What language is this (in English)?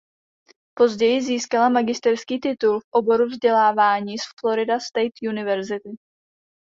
Czech